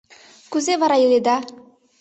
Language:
Mari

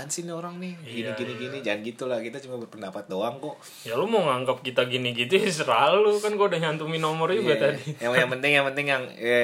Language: Indonesian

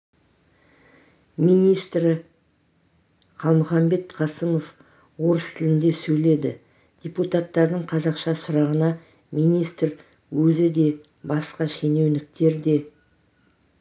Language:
Kazakh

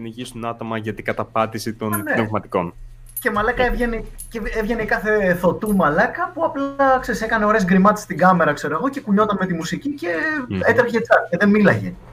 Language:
Greek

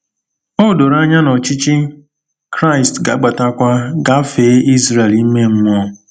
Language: Igbo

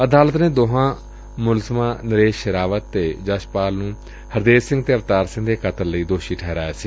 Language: Punjabi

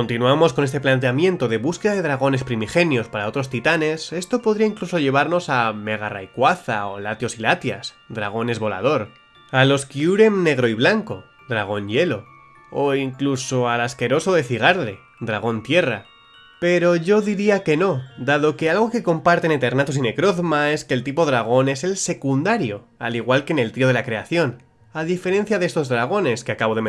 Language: Spanish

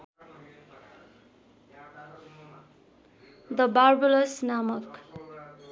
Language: Nepali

